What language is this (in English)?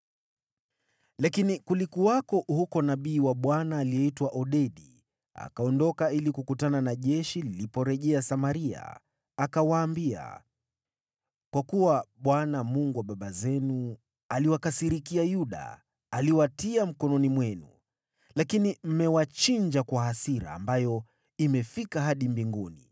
Swahili